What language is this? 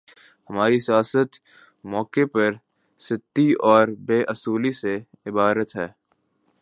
Urdu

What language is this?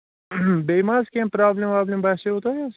Kashmiri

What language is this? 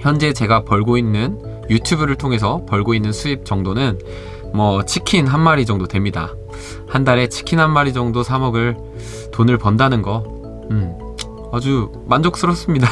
Korean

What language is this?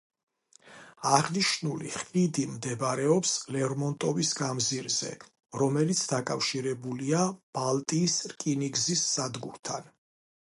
Georgian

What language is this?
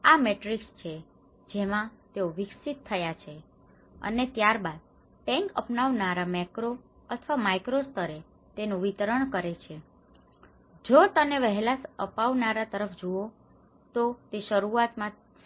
Gujarati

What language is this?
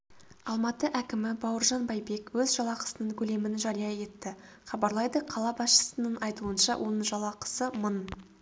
Kazakh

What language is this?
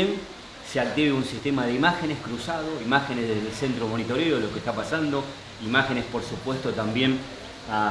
Spanish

